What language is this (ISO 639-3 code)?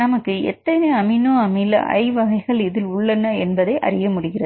tam